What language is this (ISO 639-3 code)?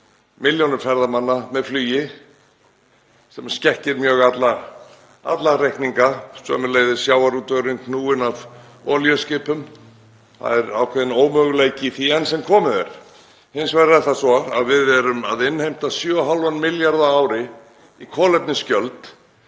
isl